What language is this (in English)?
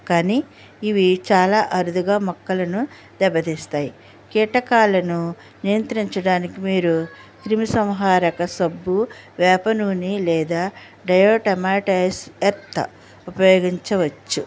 Telugu